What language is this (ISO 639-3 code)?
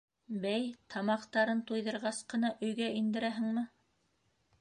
bak